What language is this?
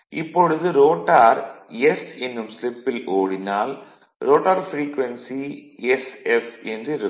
Tamil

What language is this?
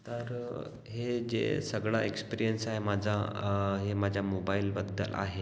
Marathi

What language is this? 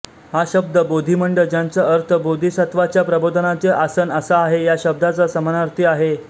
Marathi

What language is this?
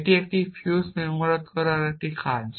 Bangla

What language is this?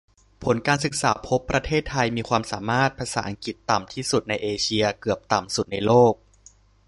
Thai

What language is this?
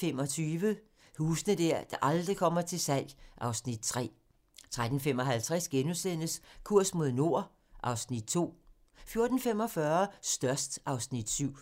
Danish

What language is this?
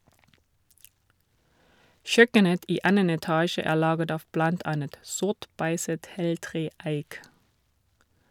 Norwegian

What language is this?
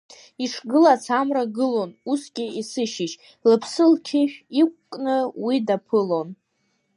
Abkhazian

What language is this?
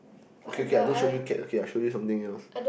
English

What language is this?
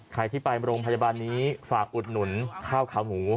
Thai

